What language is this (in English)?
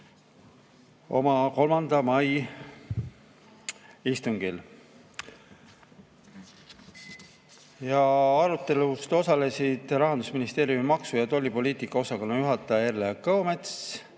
Estonian